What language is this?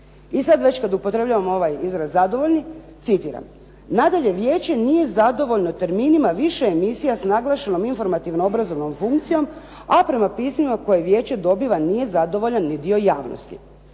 Croatian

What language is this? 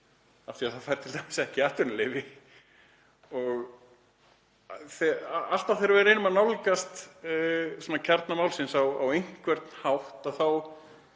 Icelandic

